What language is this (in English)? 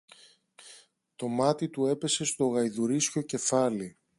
Greek